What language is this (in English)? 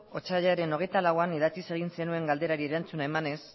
Basque